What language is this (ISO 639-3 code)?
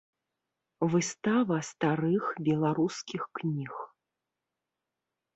bel